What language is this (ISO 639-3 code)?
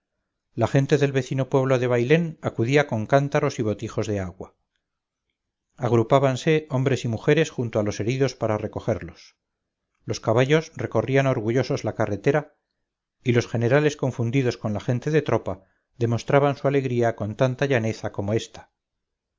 spa